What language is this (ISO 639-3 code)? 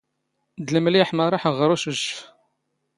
zgh